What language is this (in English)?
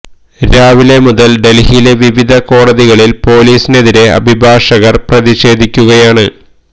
Malayalam